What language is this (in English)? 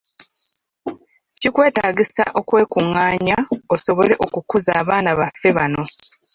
Ganda